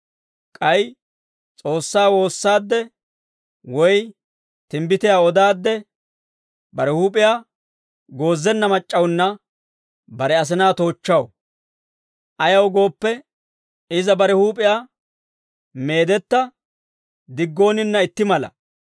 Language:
Dawro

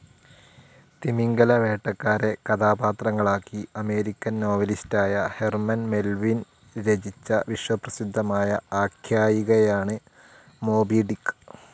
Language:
Malayalam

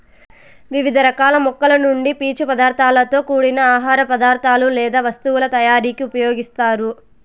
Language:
Telugu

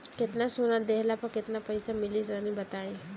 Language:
Bhojpuri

